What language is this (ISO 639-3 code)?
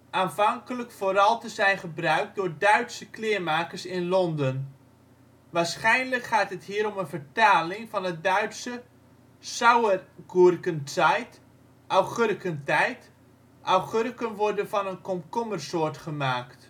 nld